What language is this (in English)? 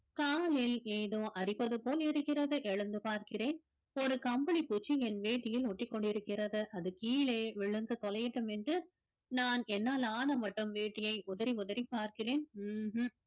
Tamil